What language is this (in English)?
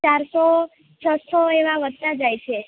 Gujarati